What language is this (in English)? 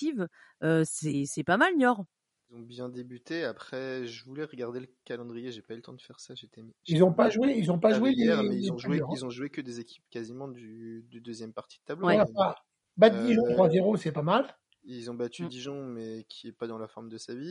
French